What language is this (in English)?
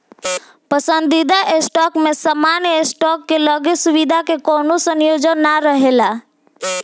Bhojpuri